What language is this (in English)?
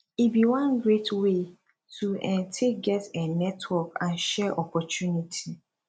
Nigerian Pidgin